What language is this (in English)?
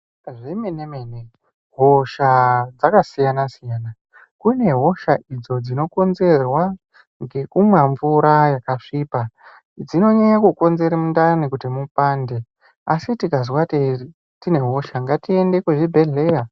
Ndau